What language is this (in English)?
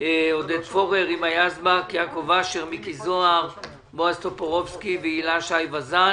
Hebrew